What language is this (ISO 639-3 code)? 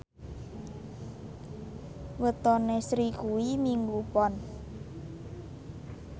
jav